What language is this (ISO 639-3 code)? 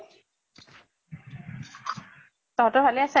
asm